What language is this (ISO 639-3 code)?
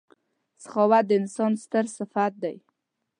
pus